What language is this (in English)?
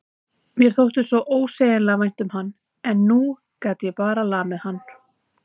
Icelandic